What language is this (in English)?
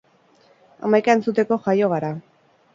Basque